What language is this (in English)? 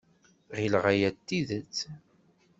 Kabyle